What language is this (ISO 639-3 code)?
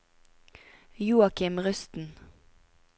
nor